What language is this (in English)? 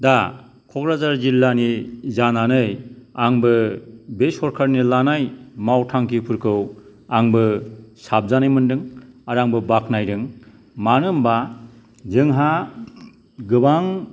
Bodo